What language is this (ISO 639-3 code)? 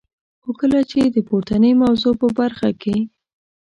pus